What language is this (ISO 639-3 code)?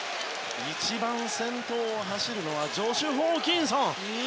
jpn